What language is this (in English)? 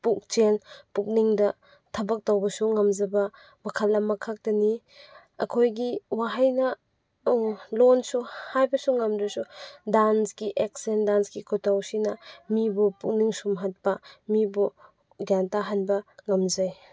Manipuri